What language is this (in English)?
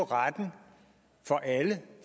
Danish